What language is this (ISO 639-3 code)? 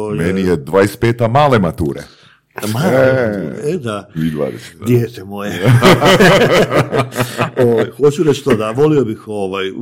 hrv